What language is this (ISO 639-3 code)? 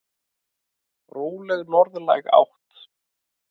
isl